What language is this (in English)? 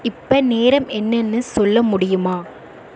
Tamil